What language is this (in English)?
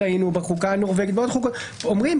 Hebrew